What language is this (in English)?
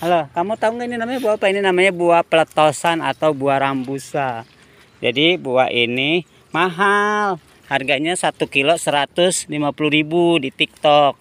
Indonesian